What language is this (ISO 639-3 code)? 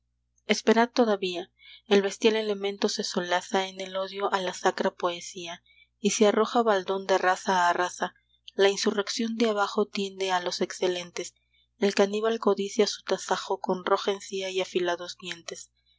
spa